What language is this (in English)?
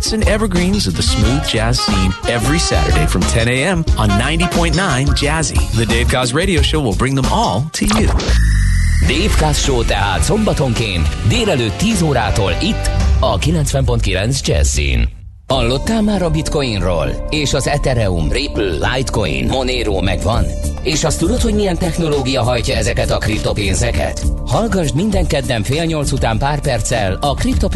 Hungarian